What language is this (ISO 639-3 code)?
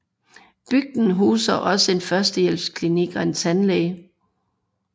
dan